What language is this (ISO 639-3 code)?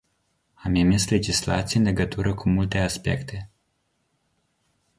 ron